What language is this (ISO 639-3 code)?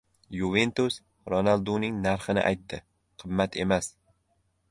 uzb